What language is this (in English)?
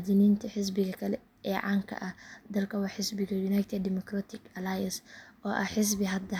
Somali